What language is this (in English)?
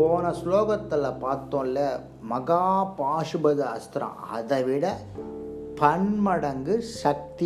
Tamil